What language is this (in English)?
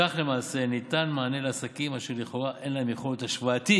Hebrew